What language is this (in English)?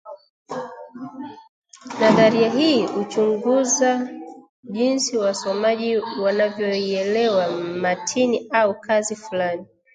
Swahili